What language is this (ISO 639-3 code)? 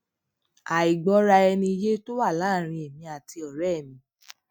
yor